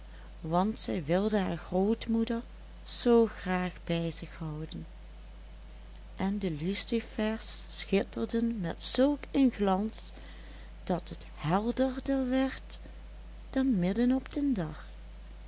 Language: Dutch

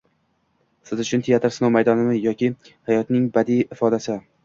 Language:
Uzbek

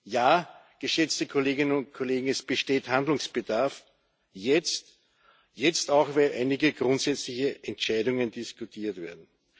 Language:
German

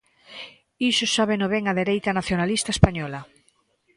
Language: Galician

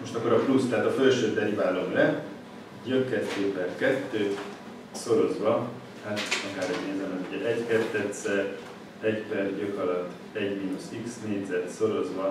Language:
Hungarian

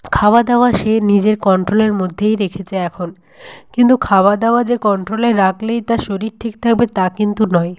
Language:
Bangla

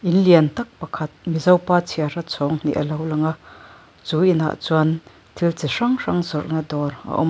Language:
Mizo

